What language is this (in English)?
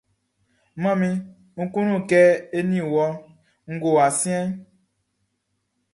Baoulé